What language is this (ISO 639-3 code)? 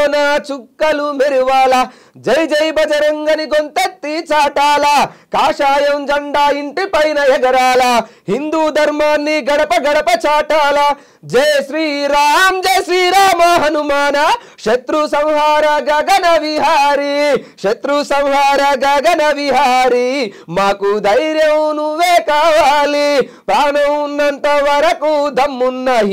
tel